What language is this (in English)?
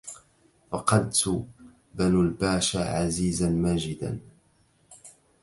Arabic